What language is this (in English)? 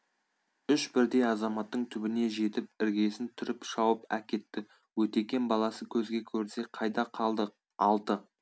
Kazakh